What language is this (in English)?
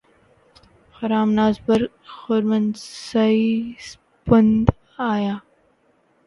Urdu